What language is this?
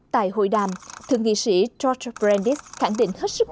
Vietnamese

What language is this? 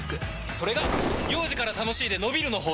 Japanese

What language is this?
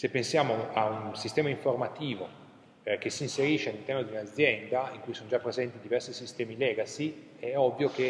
Italian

